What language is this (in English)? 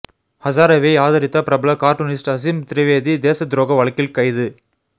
Tamil